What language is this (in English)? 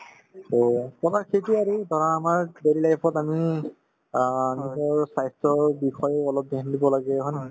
Assamese